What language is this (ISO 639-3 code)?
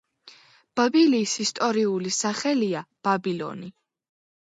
kat